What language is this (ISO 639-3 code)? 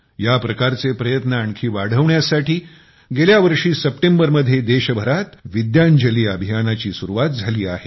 mar